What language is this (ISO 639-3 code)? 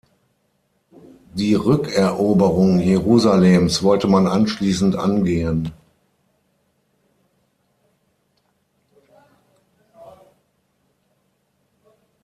deu